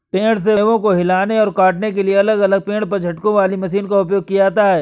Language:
Hindi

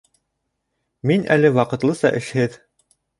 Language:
Bashkir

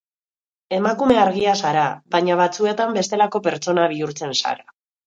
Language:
Basque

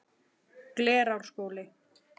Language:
Icelandic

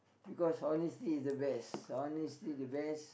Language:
English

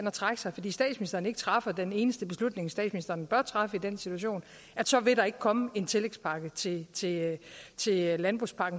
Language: Danish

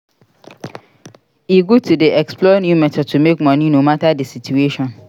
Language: Nigerian Pidgin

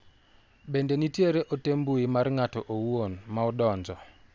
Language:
Luo (Kenya and Tanzania)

